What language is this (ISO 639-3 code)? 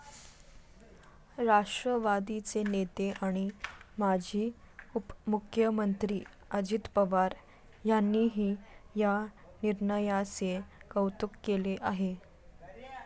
mar